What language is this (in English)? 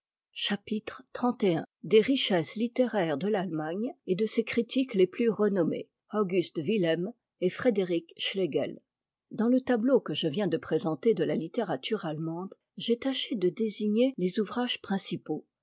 French